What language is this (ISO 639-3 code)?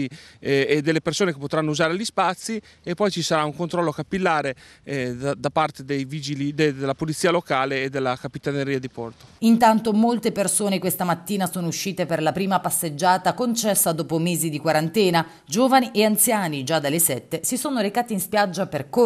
ita